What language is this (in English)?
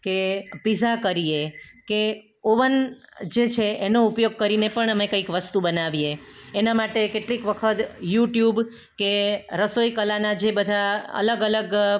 Gujarati